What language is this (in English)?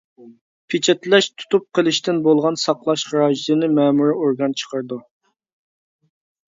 Uyghur